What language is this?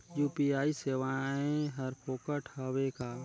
Chhattisgarhi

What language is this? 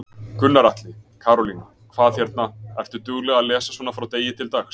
Icelandic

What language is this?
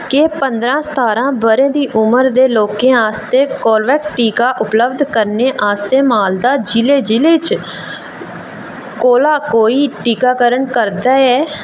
Dogri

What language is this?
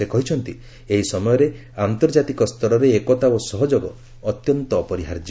Odia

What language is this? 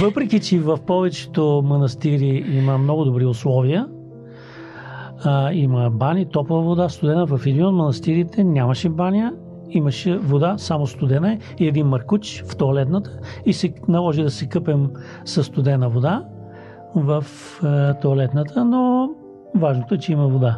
Bulgarian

